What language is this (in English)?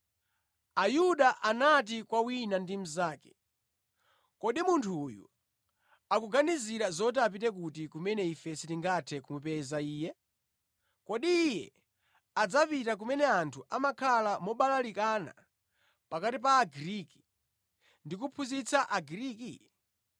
Nyanja